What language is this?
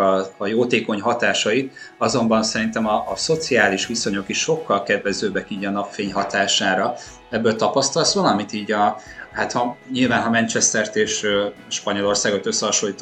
Hungarian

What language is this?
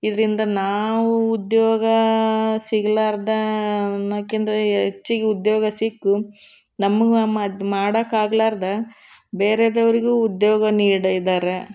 Kannada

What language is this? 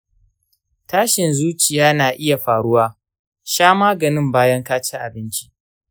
Hausa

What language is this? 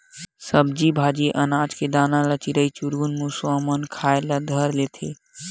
Chhattisgarhi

